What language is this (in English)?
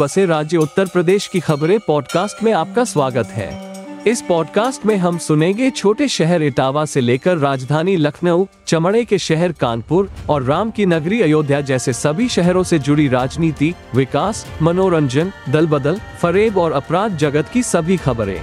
Hindi